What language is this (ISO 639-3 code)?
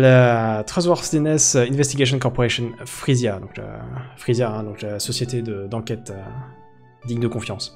fra